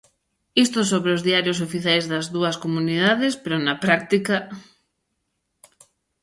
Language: Galician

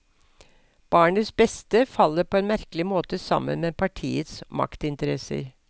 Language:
Norwegian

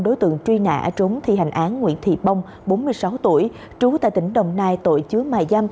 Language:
Vietnamese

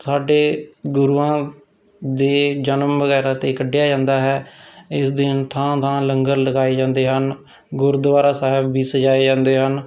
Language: Punjabi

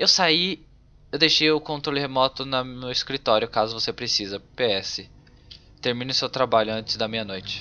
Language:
Portuguese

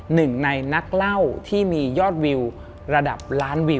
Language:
Thai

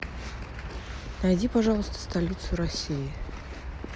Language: Russian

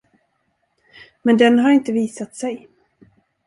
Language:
Swedish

